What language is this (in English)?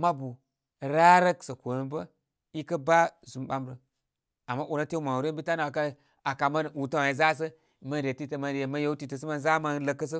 Koma